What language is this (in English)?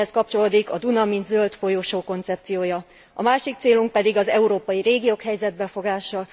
Hungarian